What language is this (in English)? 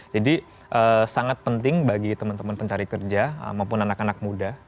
Indonesian